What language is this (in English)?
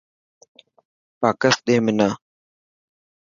Dhatki